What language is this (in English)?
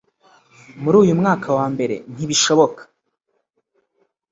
Kinyarwanda